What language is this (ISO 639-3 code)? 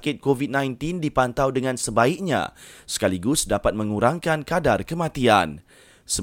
msa